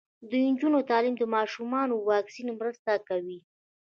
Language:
Pashto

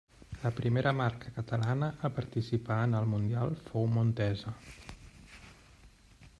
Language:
Catalan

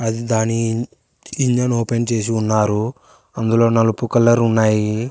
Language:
Telugu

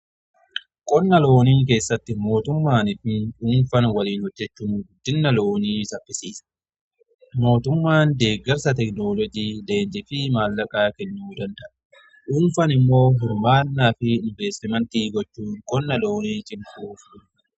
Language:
Oromo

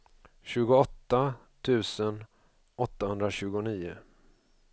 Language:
Swedish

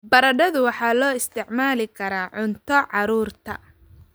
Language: Somali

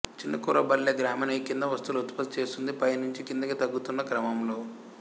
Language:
Telugu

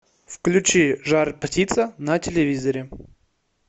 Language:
Russian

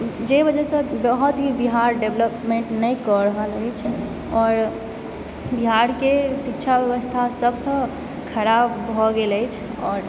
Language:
Maithili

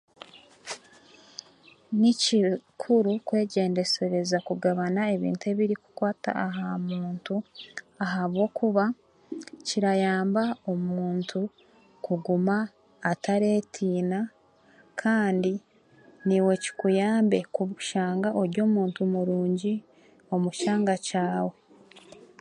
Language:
Chiga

